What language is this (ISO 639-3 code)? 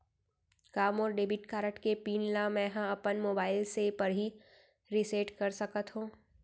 hne